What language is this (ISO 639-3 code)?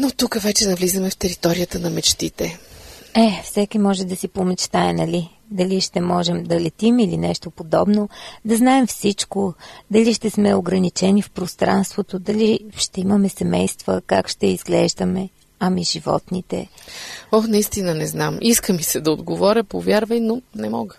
bul